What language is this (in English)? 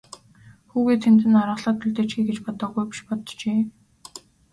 Mongolian